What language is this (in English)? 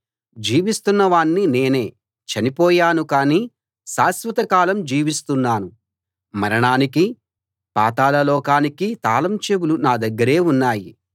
Telugu